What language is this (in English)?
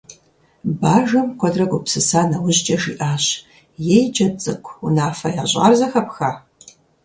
Kabardian